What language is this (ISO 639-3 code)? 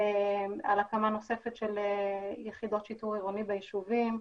heb